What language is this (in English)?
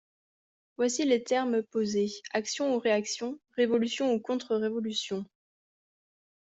French